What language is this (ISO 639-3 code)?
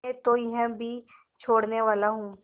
hin